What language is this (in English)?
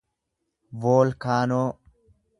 Oromo